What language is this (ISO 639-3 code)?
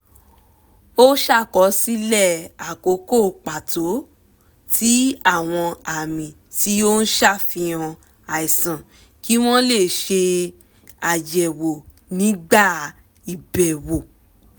yor